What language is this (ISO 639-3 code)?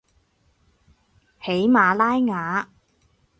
yue